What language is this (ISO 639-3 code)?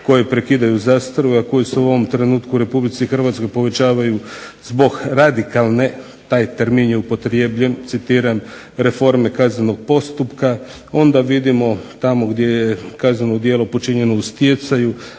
hrv